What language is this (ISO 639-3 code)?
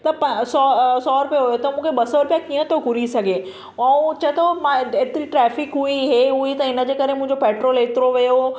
snd